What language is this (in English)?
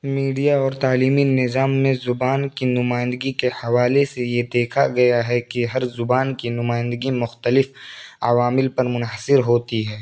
Urdu